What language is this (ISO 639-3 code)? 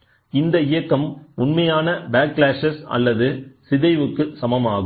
tam